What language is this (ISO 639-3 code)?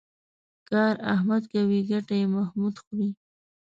pus